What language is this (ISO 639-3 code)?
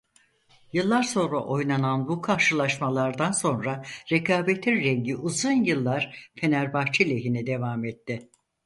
tur